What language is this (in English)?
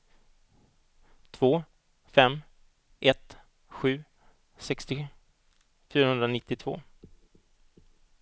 Swedish